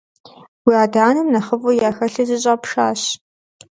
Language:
Kabardian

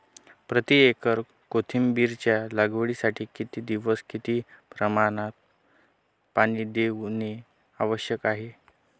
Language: Marathi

